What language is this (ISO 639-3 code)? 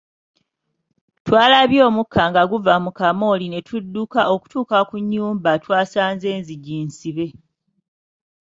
lug